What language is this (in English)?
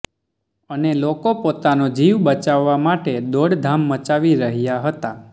Gujarati